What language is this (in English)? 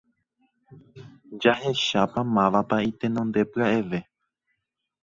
Guarani